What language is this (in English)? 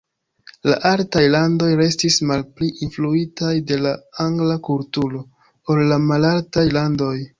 Esperanto